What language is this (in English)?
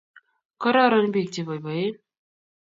Kalenjin